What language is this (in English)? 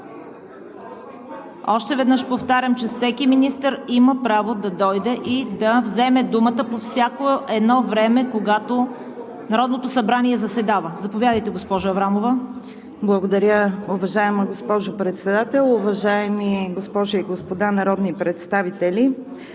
Bulgarian